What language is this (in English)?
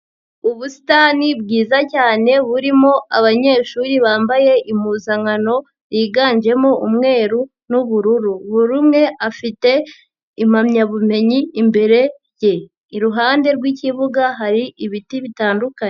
Kinyarwanda